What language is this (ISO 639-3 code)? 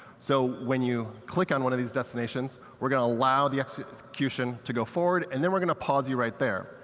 eng